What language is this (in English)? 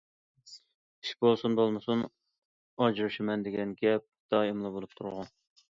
Uyghur